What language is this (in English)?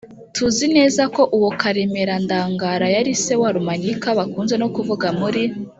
Kinyarwanda